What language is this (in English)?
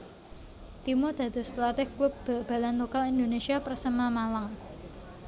Javanese